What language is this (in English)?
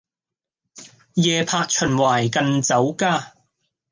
Cantonese